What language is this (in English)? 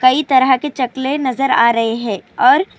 Urdu